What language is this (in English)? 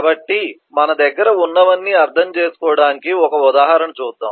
Telugu